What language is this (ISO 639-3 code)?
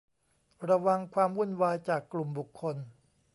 tha